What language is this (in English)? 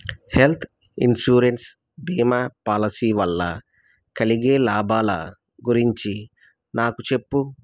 Telugu